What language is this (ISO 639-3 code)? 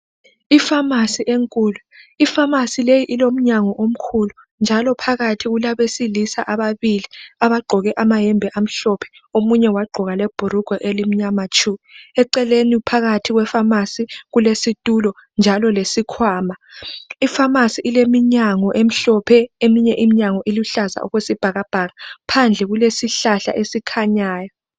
nde